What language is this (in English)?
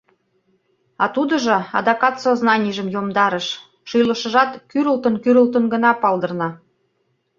Mari